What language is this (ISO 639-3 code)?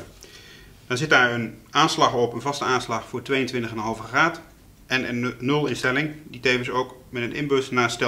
nld